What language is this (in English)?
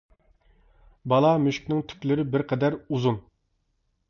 Uyghur